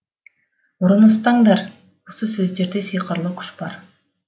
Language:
Kazakh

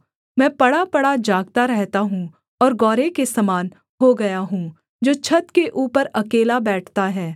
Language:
Hindi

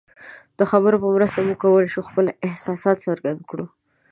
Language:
Pashto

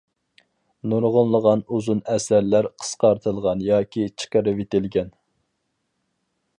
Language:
Uyghur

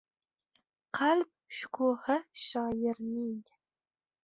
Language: Uzbek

